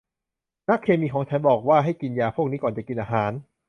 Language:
Thai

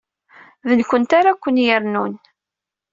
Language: Kabyle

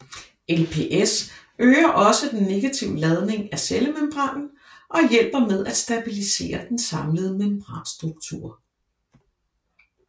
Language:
Danish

